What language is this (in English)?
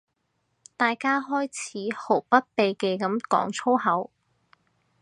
Cantonese